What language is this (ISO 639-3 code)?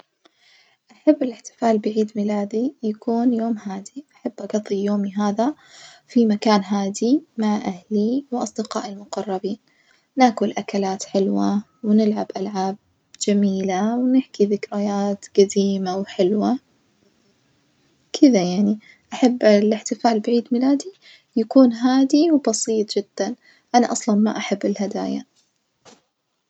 ars